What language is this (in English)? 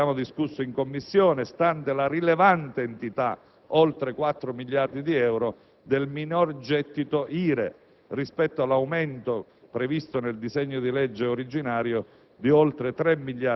Italian